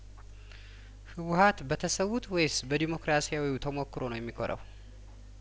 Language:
Amharic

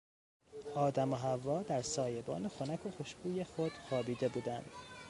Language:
Persian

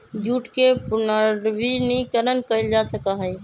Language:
Magahi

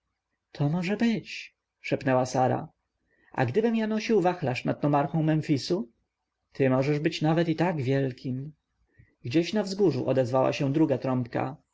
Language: Polish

